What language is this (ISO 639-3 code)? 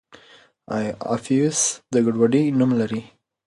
pus